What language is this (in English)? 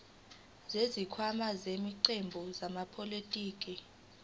Zulu